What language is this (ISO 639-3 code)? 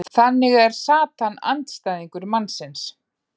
isl